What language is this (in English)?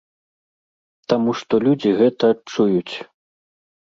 Belarusian